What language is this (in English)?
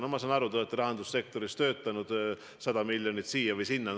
Estonian